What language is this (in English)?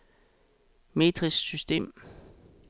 Danish